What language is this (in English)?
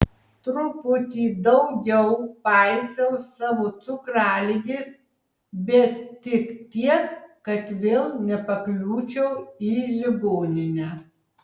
Lithuanian